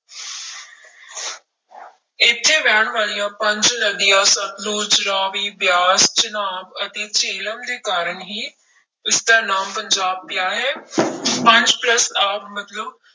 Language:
Punjabi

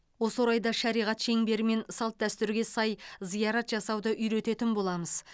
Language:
Kazakh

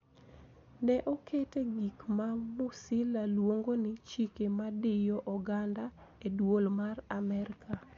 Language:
Luo (Kenya and Tanzania)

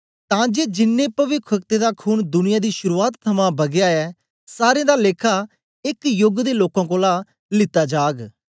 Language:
Dogri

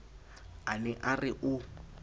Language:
Southern Sotho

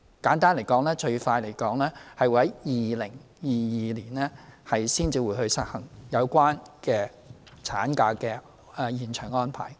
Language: Cantonese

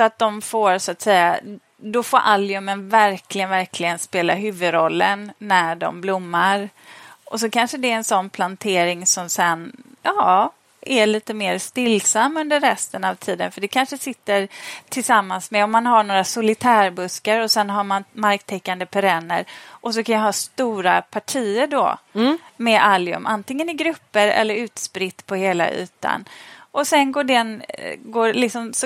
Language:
Swedish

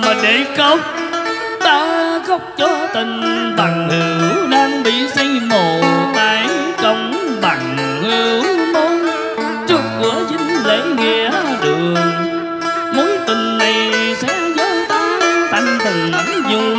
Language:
Vietnamese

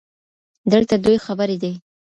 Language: Pashto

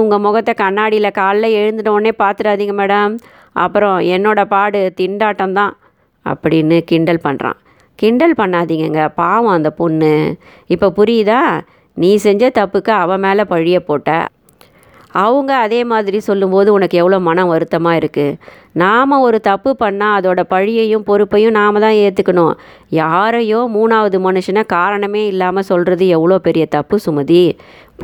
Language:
Tamil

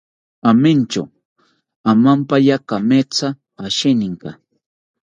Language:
South Ucayali Ashéninka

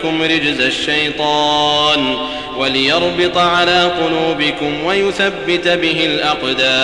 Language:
Arabic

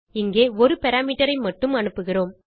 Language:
Tamil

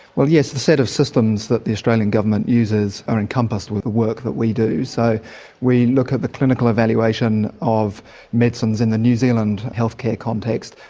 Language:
English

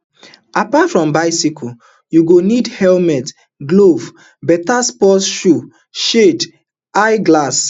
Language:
Nigerian Pidgin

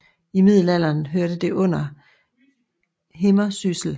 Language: Danish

